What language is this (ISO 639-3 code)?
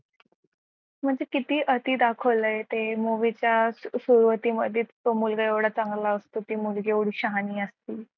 mar